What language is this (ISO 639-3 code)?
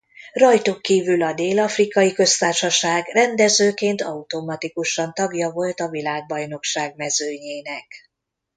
hun